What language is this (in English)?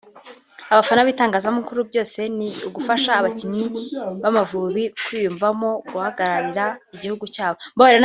Kinyarwanda